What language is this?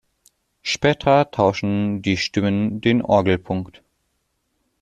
German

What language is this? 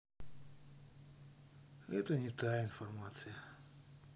Russian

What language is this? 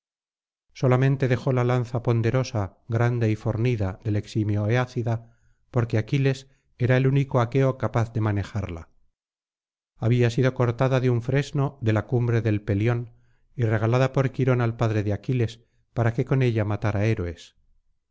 Spanish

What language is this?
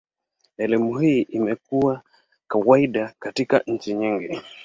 Swahili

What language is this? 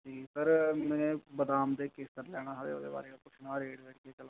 Dogri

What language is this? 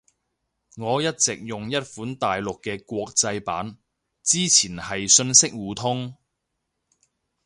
Cantonese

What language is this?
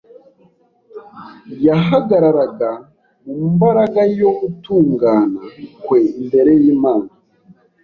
Kinyarwanda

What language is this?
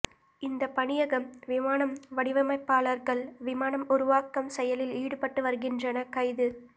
Tamil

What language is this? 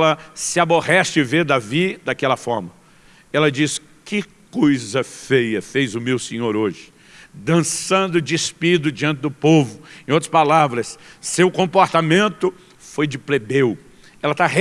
Portuguese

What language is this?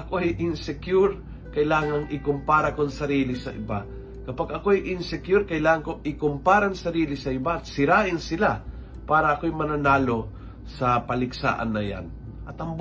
Filipino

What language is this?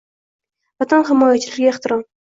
Uzbek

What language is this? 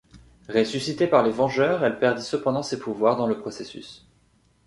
French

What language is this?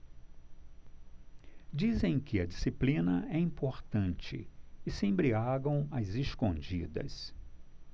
Portuguese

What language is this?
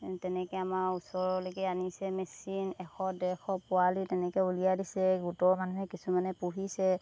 Assamese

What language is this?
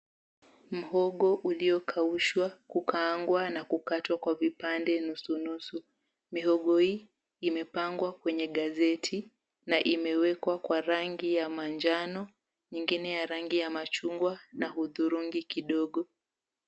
Swahili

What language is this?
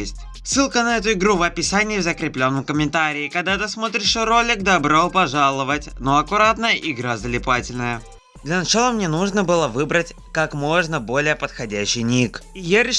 Russian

